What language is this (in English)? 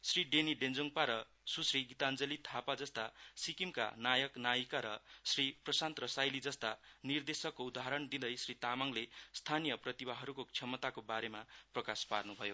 Nepali